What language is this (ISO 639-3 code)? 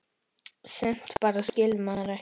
isl